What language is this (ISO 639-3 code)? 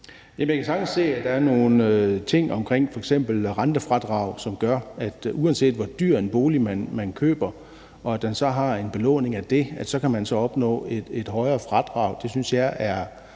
dan